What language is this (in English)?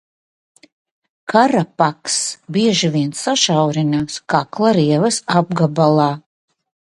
Latvian